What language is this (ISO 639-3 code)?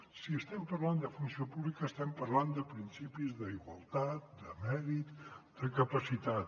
cat